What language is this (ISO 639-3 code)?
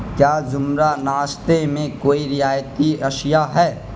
urd